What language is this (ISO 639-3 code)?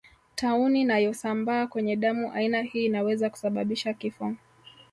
swa